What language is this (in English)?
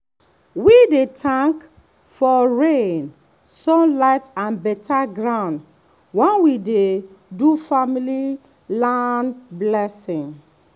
Nigerian Pidgin